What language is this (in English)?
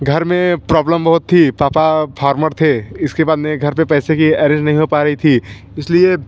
Hindi